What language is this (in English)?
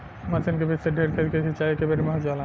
Bhojpuri